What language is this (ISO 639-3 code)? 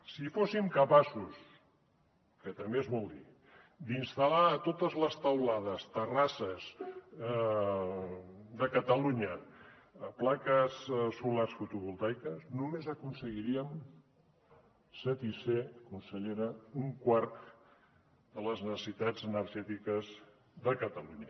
cat